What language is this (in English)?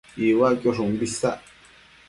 Matsés